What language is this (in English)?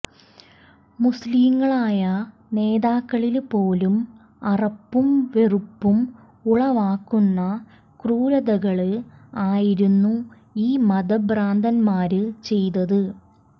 Malayalam